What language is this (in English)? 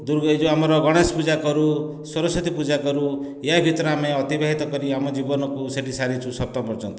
Odia